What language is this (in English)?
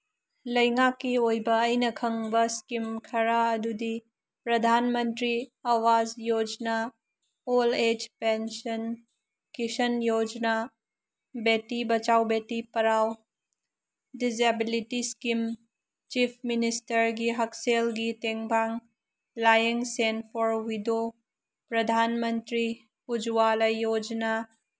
Manipuri